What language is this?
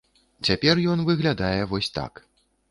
Belarusian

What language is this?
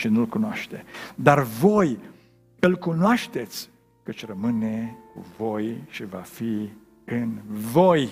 Romanian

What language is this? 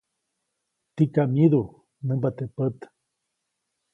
Copainalá Zoque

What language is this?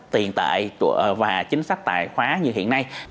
Vietnamese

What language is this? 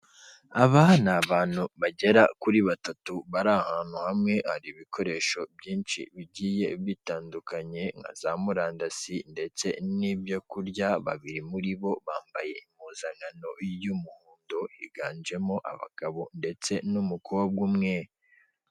Kinyarwanda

